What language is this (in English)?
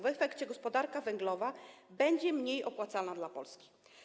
Polish